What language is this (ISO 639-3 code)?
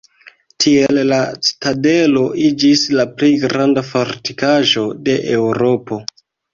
epo